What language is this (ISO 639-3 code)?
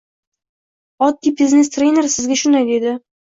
uzb